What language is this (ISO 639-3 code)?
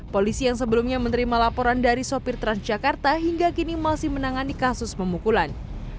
ind